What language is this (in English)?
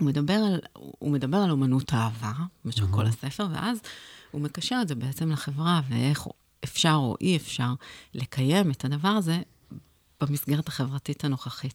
Hebrew